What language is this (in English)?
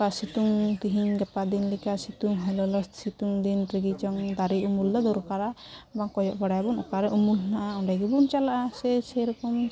Santali